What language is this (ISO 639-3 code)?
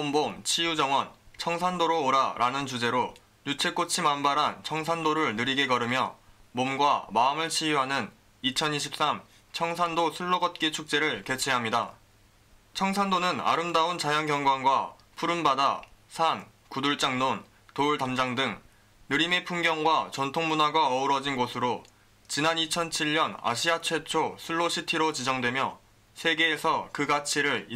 kor